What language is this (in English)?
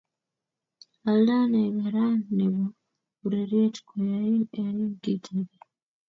Kalenjin